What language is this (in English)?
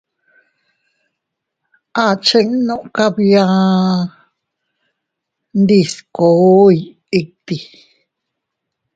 Teutila Cuicatec